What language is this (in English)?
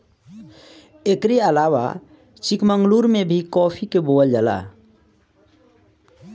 Bhojpuri